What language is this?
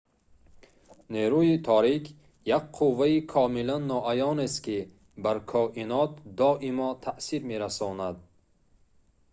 Tajik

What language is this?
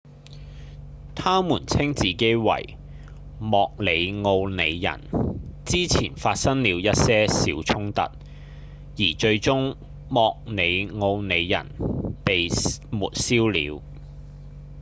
Cantonese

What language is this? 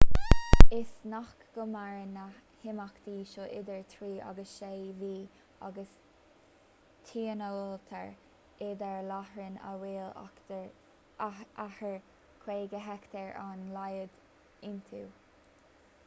Irish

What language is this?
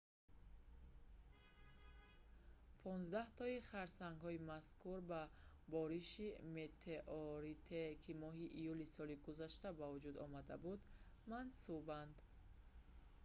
Tajik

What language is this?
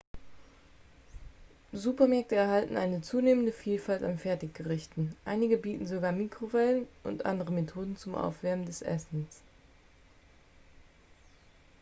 German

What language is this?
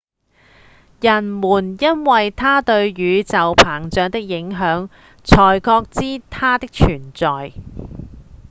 Cantonese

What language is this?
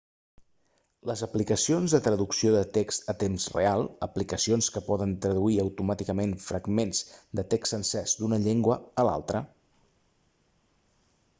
Catalan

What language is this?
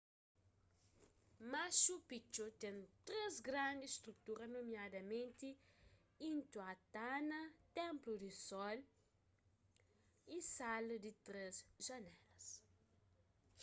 Kabuverdianu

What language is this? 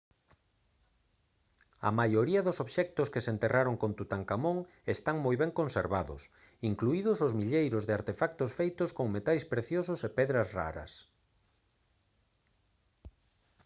Galician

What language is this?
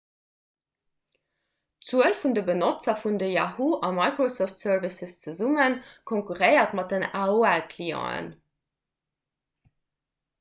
Luxembourgish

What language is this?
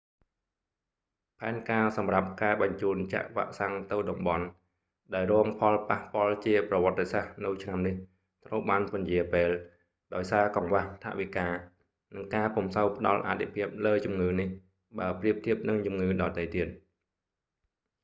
Khmer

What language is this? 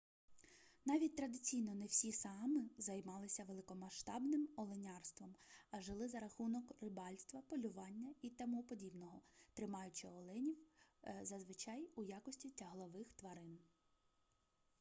Ukrainian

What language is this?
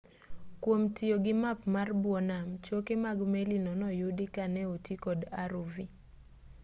Luo (Kenya and Tanzania)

